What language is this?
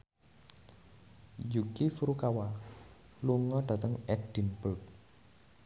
Javanese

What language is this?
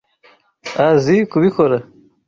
Kinyarwanda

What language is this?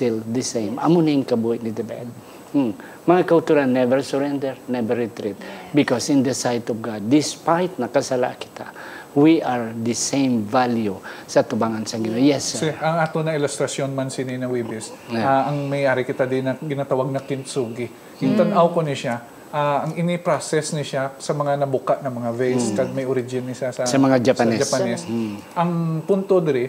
Filipino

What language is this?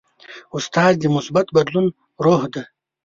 Pashto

